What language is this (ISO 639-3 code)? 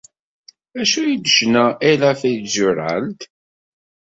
kab